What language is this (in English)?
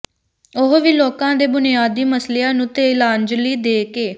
Punjabi